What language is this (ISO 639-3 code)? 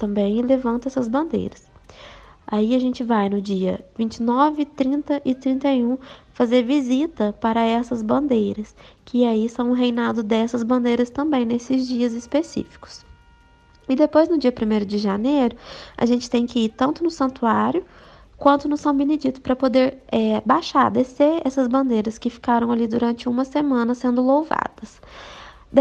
por